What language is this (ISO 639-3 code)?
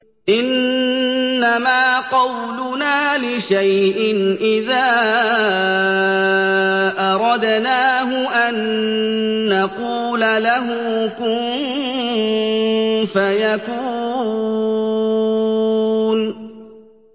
ara